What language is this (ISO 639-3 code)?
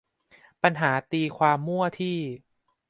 tha